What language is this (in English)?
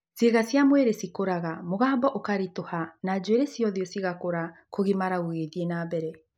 Kikuyu